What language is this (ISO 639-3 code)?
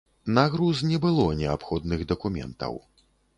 bel